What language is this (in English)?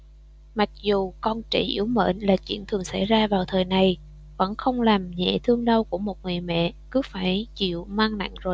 Vietnamese